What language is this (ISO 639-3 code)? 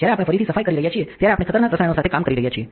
guj